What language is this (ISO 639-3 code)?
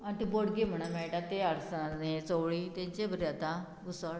kok